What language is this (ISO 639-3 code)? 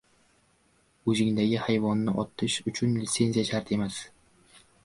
uzb